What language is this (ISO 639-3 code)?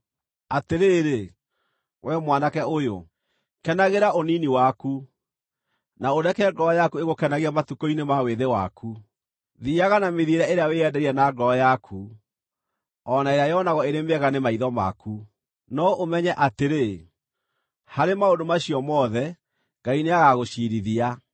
kik